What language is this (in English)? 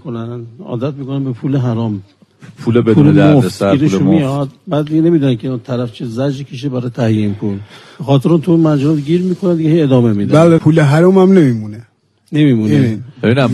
Persian